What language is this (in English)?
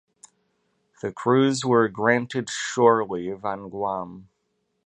English